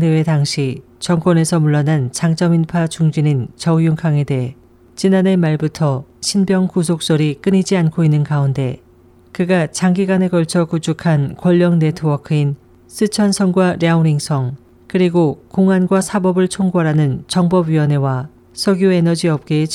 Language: Korean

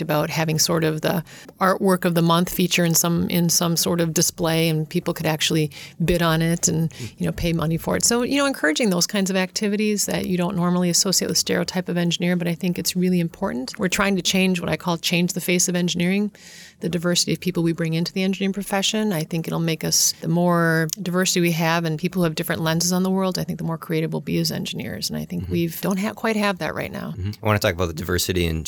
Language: English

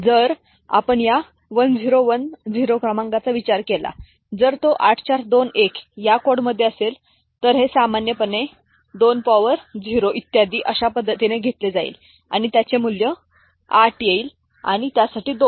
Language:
Marathi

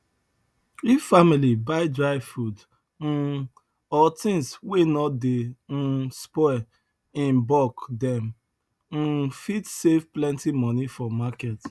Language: Nigerian Pidgin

